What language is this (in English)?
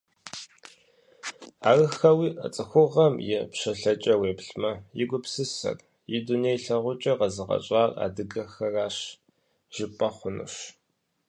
Kabardian